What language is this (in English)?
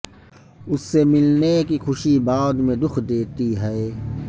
Urdu